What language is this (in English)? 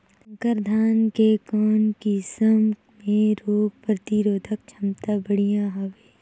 Chhattisgarhi